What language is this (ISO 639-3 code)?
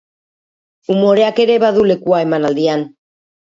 eus